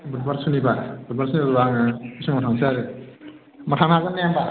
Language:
Bodo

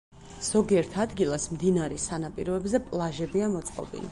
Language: Georgian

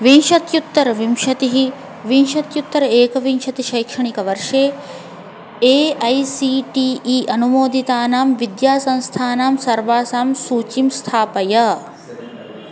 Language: Sanskrit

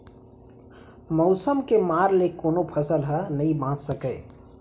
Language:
Chhattisgarhi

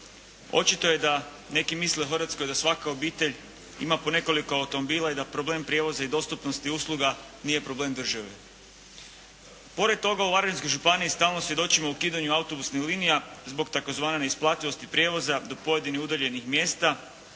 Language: Croatian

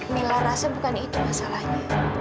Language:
Indonesian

